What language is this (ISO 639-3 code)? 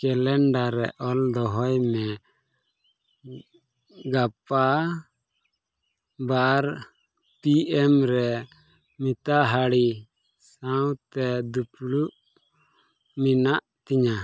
sat